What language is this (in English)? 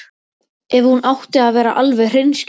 Icelandic